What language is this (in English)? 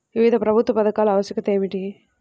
Telugu